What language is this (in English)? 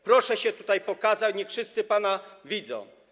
Polish